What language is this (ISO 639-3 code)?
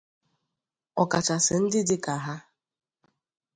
ibo